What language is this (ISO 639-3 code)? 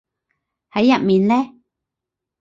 yue